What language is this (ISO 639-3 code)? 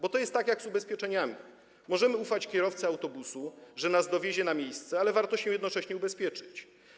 pol